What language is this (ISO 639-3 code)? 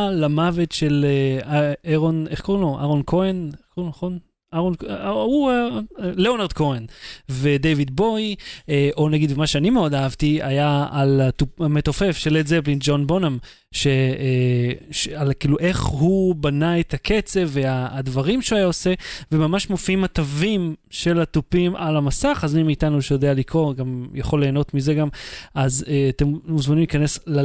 heb